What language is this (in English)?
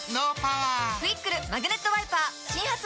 Japanese